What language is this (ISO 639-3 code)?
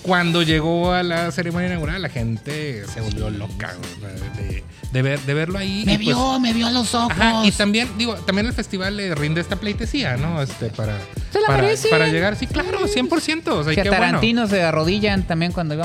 spa